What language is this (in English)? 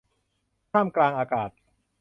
Thai